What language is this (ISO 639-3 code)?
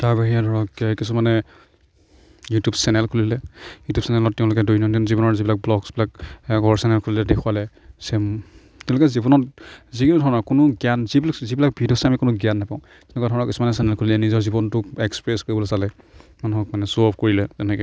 asm